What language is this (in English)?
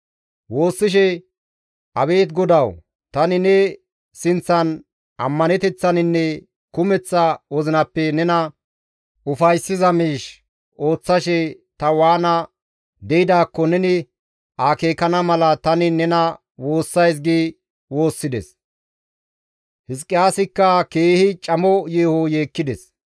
Gamo